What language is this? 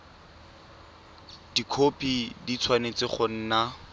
Tswana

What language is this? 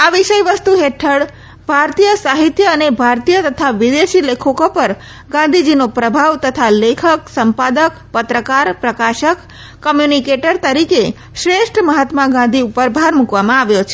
Gujarati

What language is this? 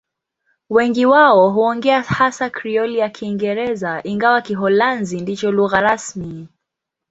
Swahili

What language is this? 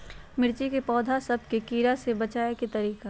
Magahi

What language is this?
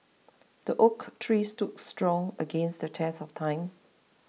English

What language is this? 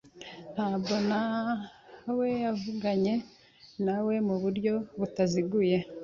Kinyarwanda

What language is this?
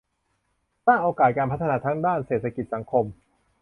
Thai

